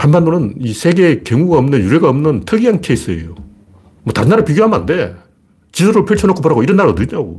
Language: Korean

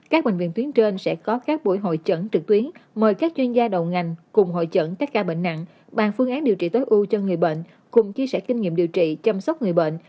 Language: Vietnamese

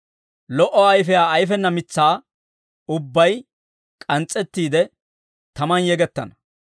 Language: Dawro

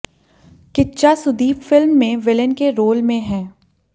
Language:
Hindi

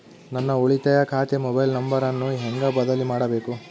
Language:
Kannada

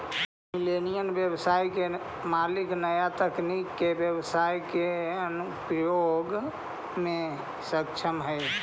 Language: Magahi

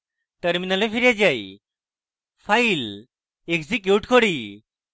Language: Bangla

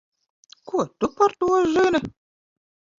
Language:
Latvian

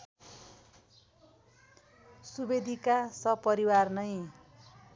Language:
Nepali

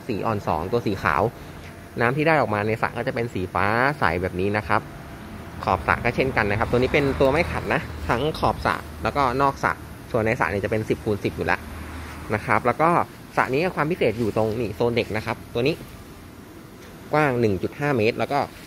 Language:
Thai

